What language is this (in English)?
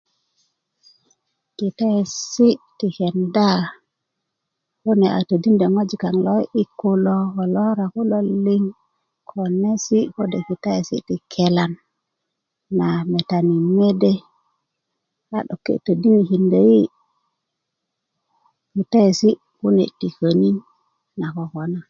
Kuku